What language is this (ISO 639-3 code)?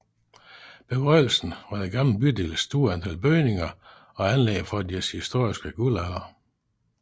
dan